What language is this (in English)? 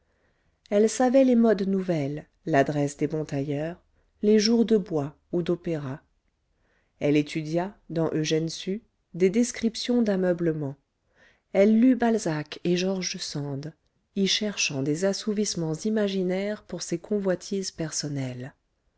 French